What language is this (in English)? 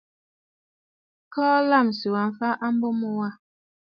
Bafut